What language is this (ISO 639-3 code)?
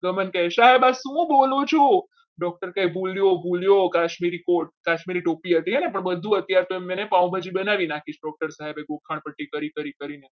guj